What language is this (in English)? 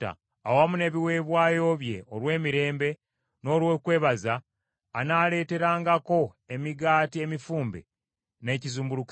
Ganda